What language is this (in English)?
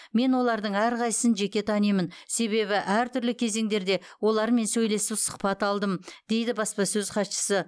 Kazakh